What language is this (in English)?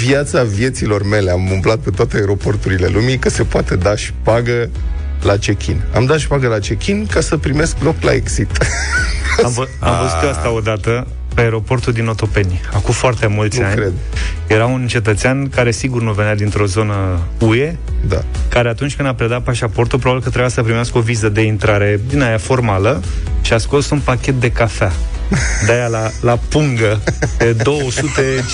Romanian